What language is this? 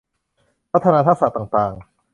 Thai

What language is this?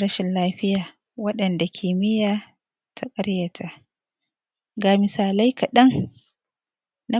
Hausa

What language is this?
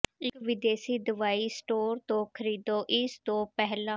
Punjabi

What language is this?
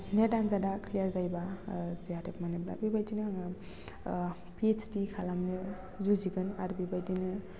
Bodo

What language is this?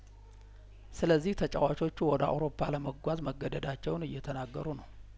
Amharic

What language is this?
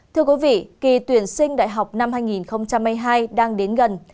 Vietnamese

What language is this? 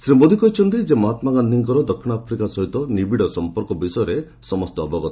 Odia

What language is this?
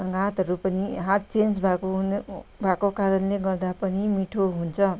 Nepali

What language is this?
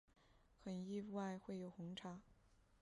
Chinese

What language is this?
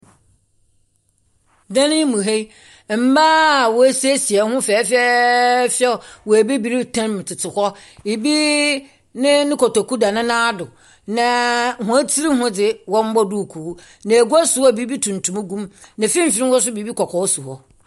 Akan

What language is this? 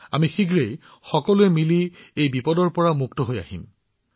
Assamese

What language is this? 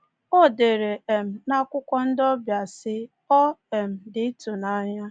Igbo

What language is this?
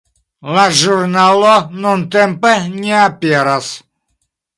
Esperanto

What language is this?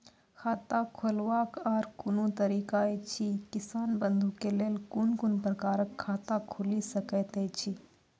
Maithili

